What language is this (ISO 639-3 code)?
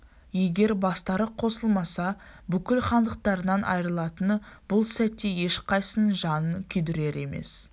kaz